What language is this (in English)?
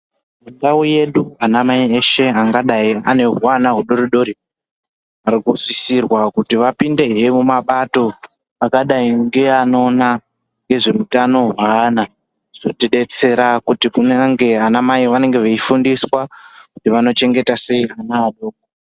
Ndau